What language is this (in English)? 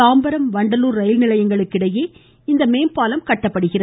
Tamil